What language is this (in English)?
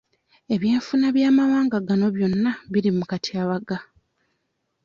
Ganda